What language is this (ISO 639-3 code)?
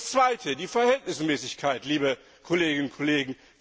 deu